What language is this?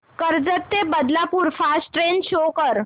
Marathi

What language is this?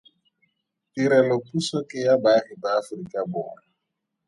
Tswana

